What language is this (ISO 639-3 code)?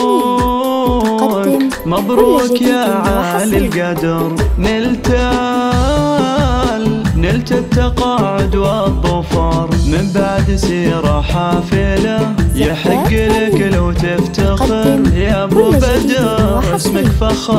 ara